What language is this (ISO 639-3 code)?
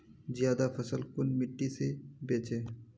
mag